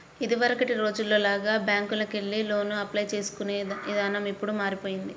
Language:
Telugu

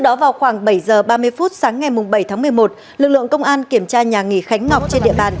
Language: Vietnamese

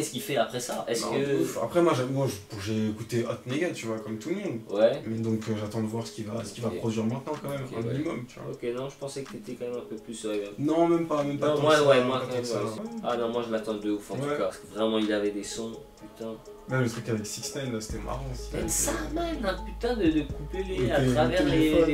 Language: French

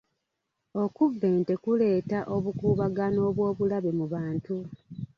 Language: Ganda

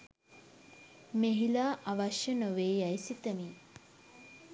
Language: Sinhala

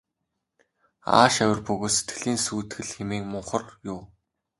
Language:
Mongolian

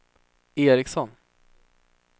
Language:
Swedish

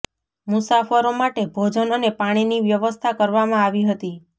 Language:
Gujarati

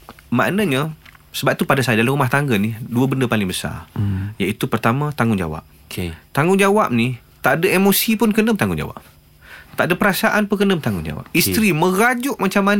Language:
Malay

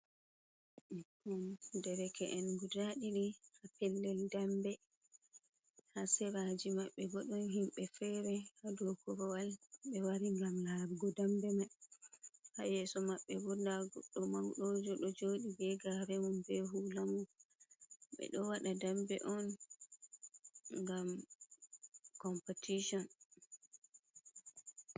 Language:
Fula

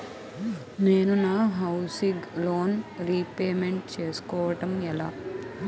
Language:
Telugu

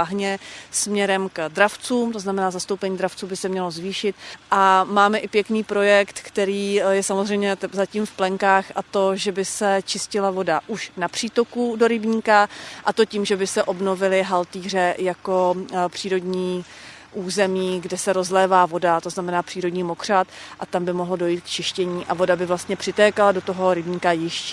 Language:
Czech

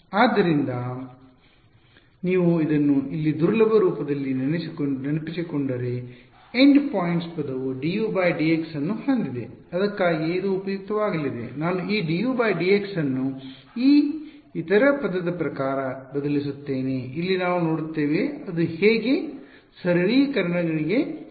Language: Kannada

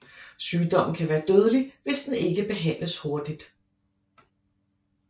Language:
Danish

